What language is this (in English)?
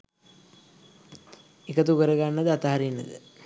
Sinhala